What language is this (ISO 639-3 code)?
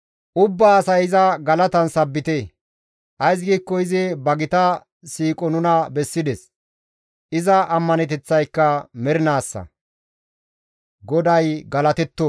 gmv